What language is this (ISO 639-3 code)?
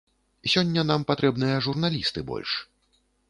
bel